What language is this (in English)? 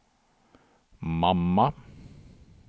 Swedish